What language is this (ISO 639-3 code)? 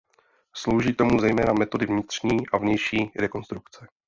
ces